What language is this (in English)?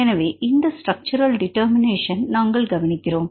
Tamil